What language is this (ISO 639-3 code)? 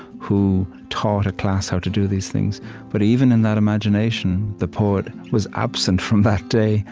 eng